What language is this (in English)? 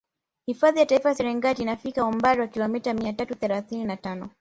Swahili